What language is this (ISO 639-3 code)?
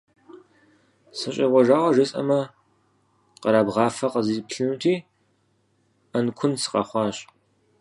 kbd